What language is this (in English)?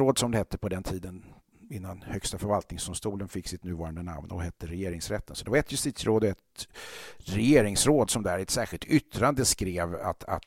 Swedish